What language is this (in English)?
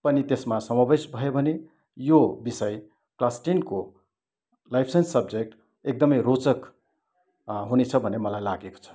Nepali